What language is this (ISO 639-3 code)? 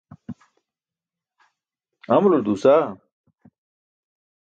bsk